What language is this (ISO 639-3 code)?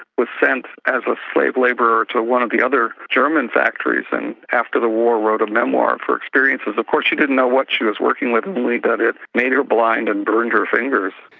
eng